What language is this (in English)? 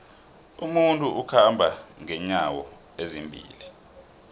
South Ndebele